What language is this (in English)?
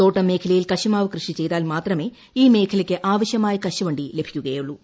Malayalam